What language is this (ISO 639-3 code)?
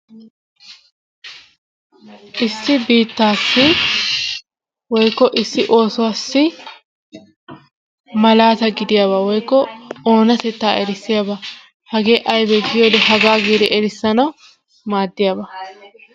wal